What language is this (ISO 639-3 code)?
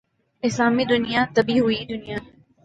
urd